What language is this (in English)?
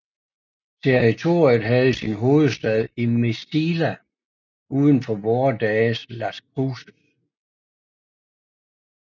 Danish